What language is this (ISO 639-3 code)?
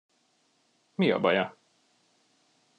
hun